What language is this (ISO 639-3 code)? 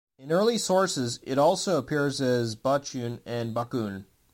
eng